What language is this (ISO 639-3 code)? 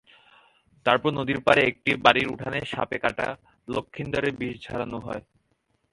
ben